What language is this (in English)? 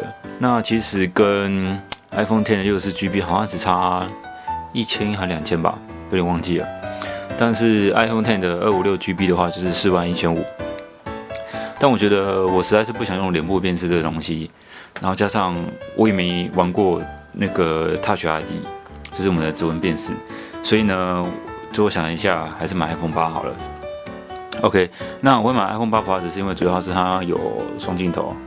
Chinese